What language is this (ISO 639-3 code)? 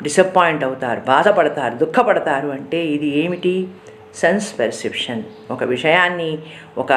tel